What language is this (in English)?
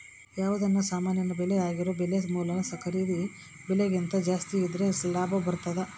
Kannada